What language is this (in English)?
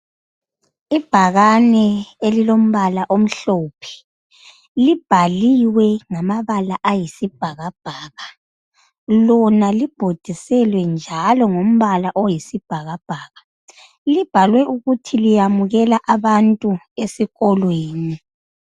North Ndebele